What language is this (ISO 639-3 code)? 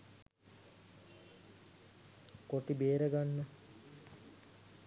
sin